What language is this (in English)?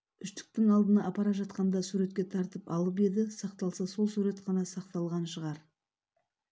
Kazakh